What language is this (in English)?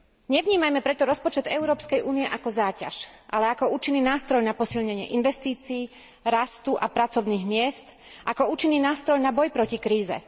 Slovak